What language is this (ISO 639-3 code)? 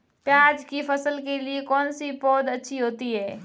hin